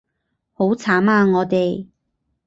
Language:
Cantonese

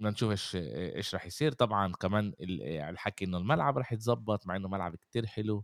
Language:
Arabic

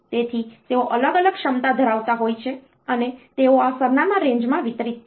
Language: Gujarati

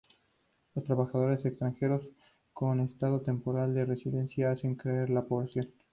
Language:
Spanish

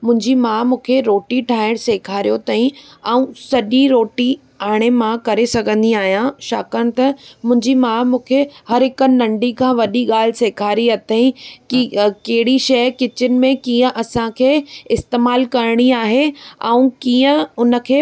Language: Sindhi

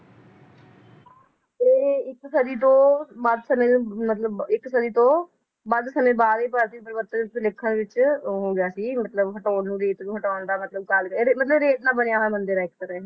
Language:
Punjabi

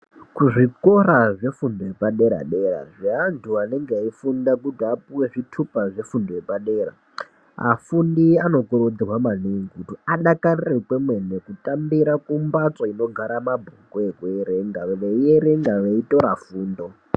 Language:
Ndau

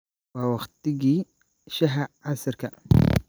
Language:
Somali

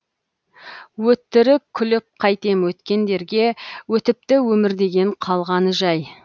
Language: Kazakh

